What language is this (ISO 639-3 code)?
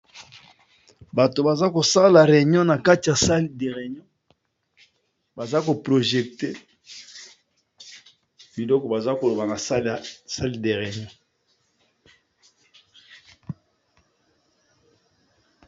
lin